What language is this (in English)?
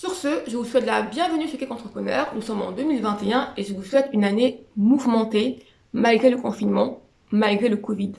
French